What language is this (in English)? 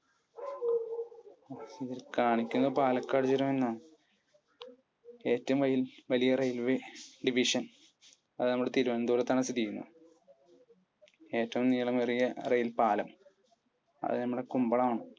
Malayalam